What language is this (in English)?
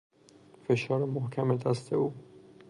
Persian